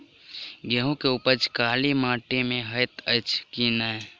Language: Maithili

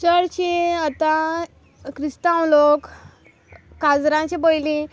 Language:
Konkani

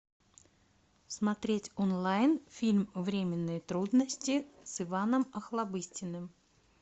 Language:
Russian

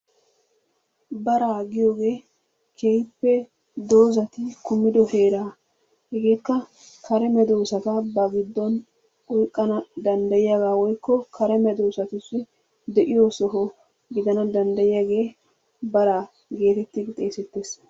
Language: Wolaytta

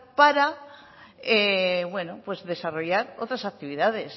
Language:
Spanish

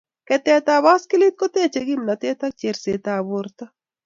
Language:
Kalenjin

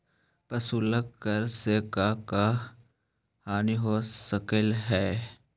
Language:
Magahi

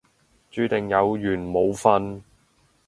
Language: Cantonese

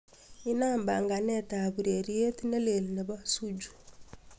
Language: Kalenjin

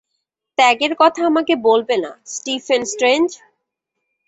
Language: Bangla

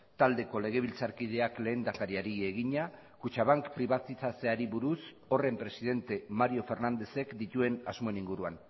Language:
Basque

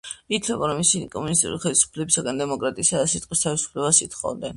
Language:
Georgian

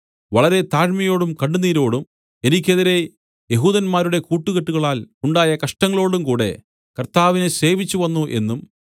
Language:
Malayalam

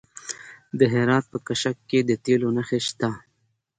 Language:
Pashto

